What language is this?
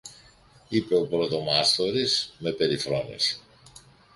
Greek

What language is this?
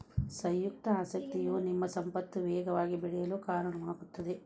Kannada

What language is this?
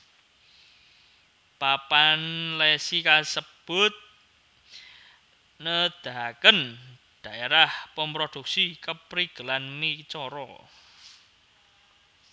Javanese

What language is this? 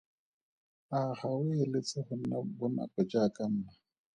Tswana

